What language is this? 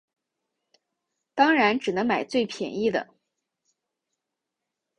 Chinese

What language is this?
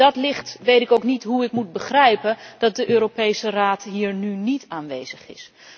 Dutch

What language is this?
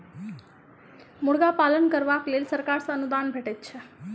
Maithili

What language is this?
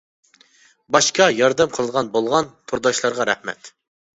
Uyghur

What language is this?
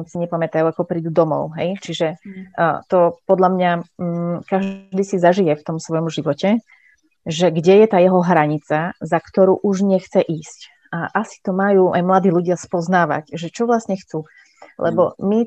Slovak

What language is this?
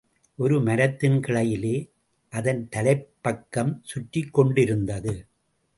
Tamil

